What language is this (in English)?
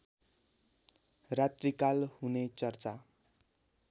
Nepali